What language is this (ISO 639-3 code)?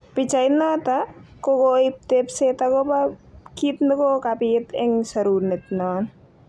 kln